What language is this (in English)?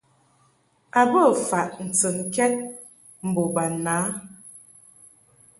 Mungaka